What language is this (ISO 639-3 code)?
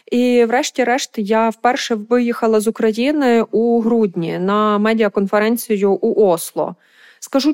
ukr